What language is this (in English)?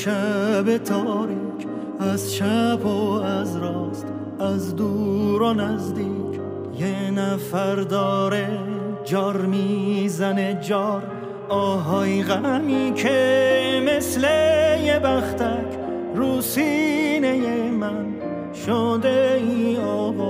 Persian